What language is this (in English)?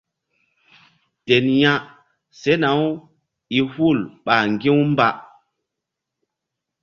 Mbum